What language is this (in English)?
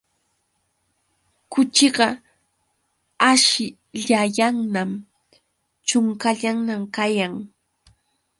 Yauyos Quechua